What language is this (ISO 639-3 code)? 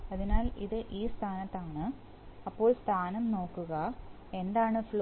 mal